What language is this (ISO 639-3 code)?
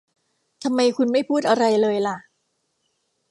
tha